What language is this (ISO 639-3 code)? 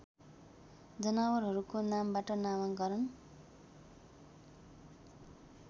nep